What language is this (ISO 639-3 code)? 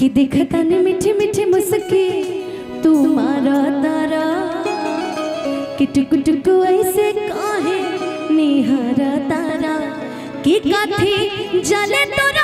hin